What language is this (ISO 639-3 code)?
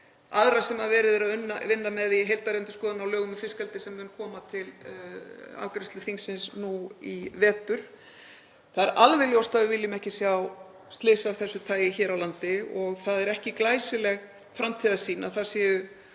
isl